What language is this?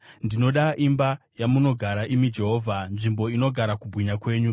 Shona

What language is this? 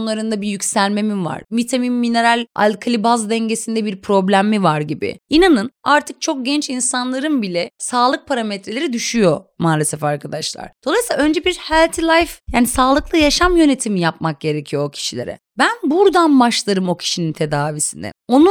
Turkish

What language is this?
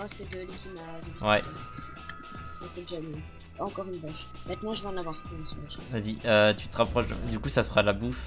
French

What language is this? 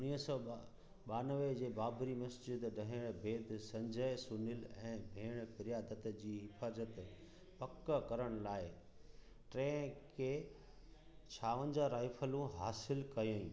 Sindhi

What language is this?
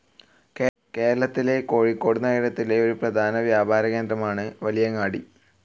Malayalam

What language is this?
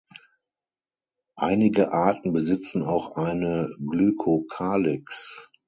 German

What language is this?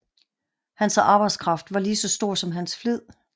Danish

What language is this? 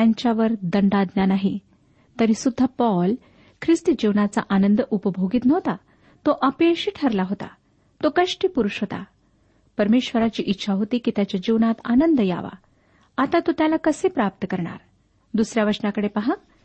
Marathi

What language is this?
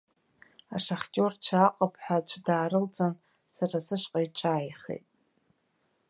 Abkhazian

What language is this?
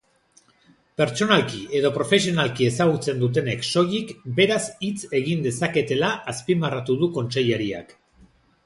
Basque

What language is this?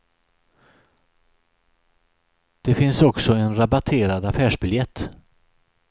Swedish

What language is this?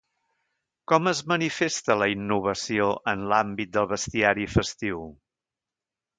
Catalan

